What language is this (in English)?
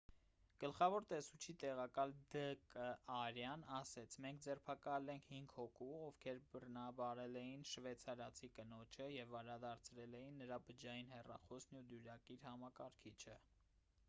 Armenian